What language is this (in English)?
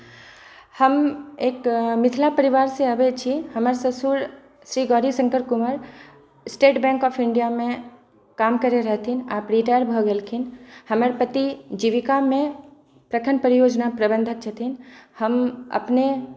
Maithili